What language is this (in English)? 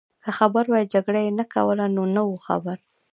Pashto